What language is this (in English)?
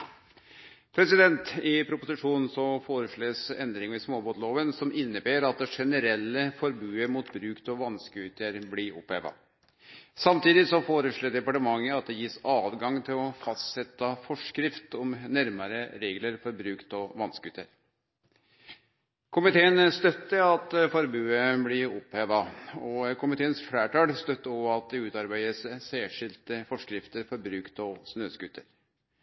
Norwegian